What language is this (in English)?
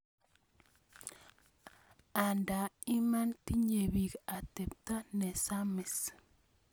Kalenjin